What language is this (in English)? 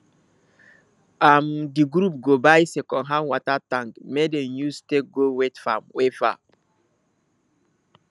Nigerian Pidgin